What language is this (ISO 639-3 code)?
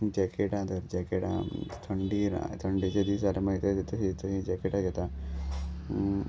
kok